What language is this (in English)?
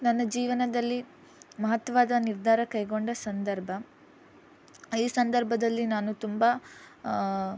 Kannada